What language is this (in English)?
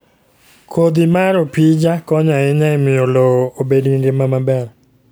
Luo (Kenya and Tanzania)